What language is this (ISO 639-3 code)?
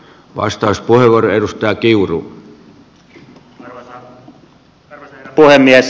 fin